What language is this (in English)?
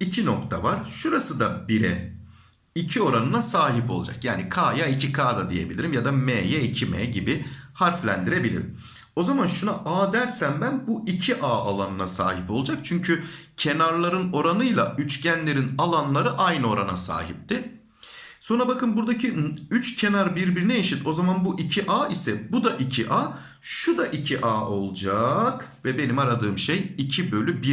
Turkish